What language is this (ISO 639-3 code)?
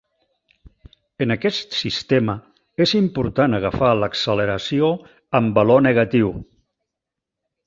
cat